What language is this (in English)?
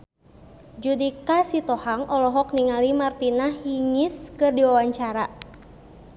Sundanese